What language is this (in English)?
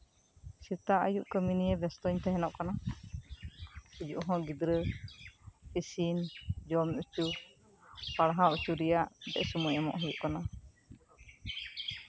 Santali